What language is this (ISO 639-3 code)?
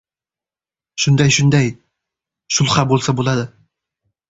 uzb